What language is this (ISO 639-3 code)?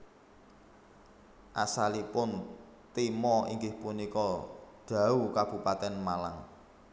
jav